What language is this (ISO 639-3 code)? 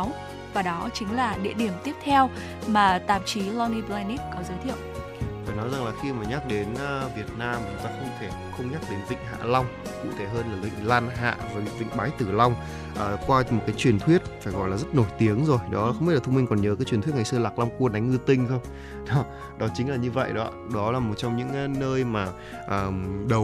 vie